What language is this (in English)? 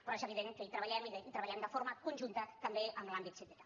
Catalan